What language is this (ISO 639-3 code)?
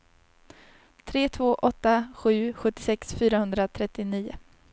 swe